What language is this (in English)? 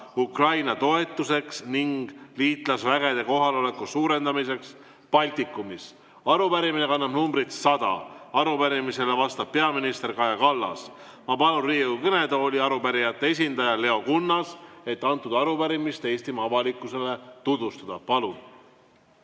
Estonian